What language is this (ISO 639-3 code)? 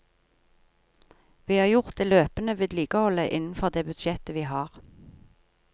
nor